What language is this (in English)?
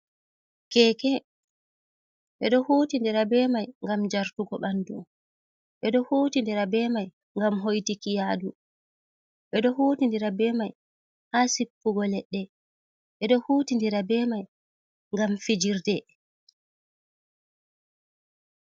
Fula